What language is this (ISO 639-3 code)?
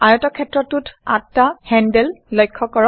asm